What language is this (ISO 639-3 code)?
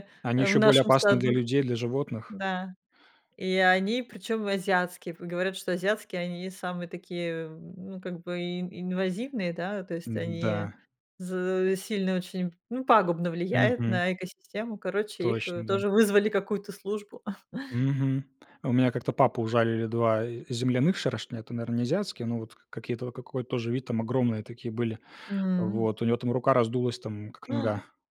rus